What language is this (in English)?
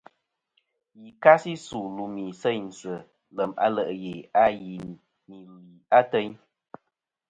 Kom